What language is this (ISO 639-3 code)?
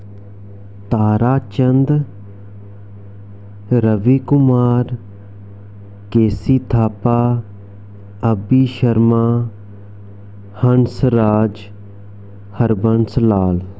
doi